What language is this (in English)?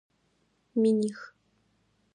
Adyghe